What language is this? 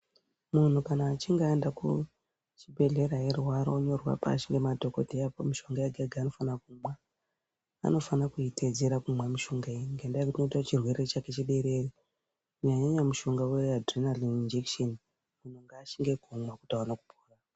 Ndau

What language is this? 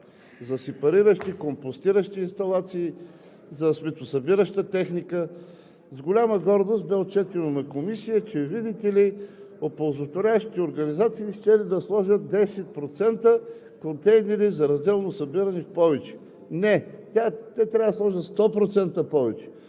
Bulgarian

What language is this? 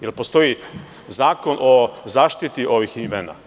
Serbian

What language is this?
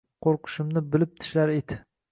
Uzbek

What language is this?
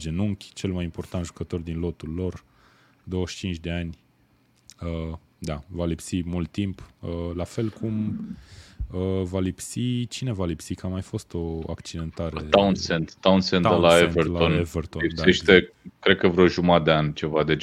Romanian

